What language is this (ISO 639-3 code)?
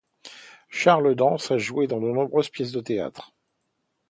fra